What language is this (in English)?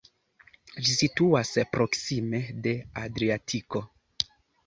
Esperanto